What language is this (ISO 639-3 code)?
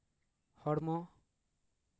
sat